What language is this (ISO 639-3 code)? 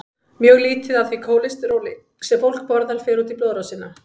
isl